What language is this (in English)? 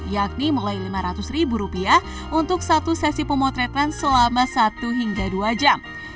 Indonesian